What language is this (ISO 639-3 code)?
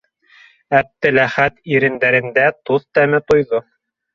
bak